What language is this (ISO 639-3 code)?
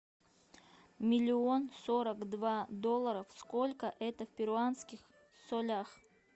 rus